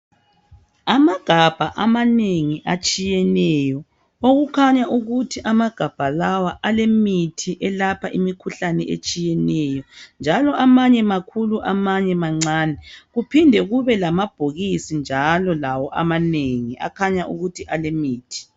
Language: North Ndebele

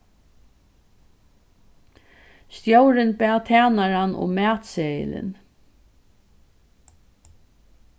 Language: Faroese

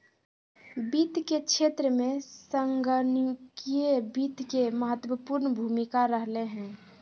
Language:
Magahi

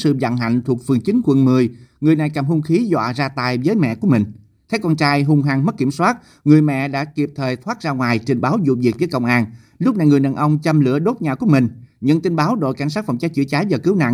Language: Vietnamese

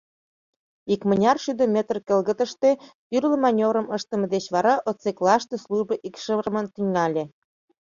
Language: Mari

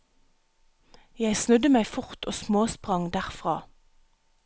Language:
Norwegian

